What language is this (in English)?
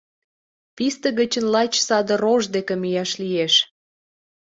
Mari